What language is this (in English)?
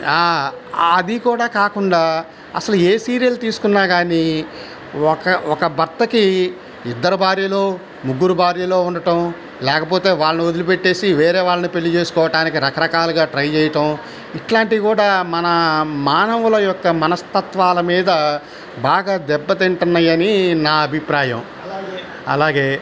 Telugu